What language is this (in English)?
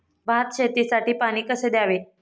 Marathi